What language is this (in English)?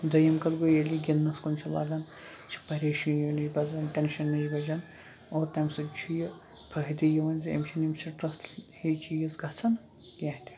Kashmiri